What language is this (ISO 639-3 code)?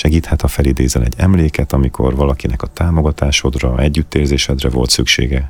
hun